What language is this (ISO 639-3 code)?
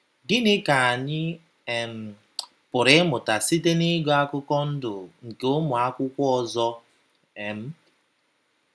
ibo